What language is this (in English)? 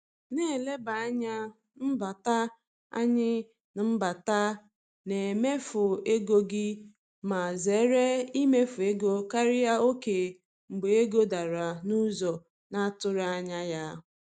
Igbo